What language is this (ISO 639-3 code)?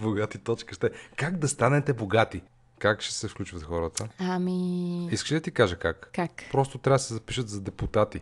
bul